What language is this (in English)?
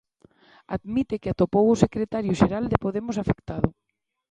Galician